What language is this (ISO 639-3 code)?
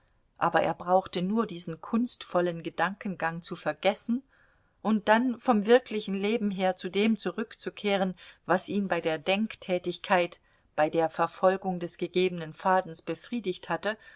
deu